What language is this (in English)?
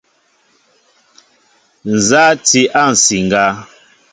Mbo (Cameroon)